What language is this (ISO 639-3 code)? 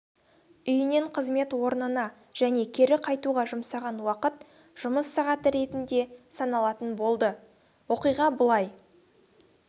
kaz